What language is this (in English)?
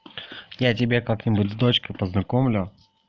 Russian